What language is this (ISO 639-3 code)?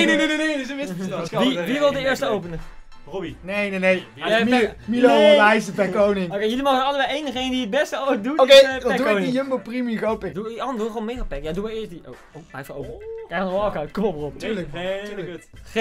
nld